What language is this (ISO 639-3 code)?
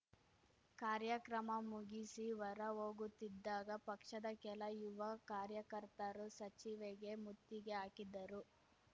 kan